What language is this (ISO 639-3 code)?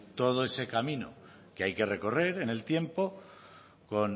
spa